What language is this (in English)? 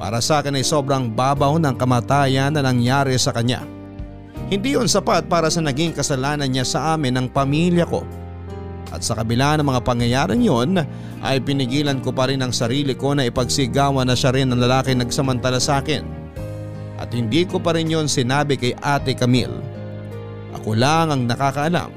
Filipino